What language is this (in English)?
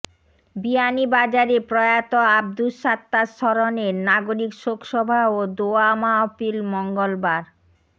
Bangla